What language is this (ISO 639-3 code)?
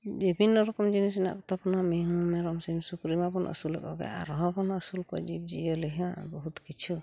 sat